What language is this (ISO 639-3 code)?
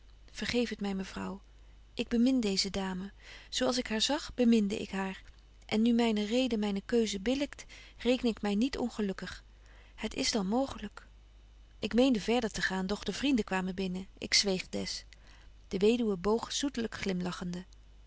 nld